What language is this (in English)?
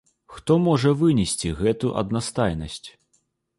Belarusian